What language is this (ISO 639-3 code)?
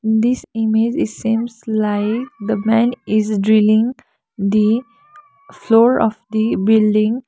eng